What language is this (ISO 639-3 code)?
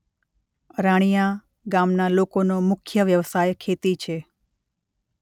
guj